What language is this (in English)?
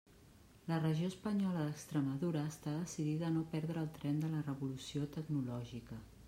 Catalan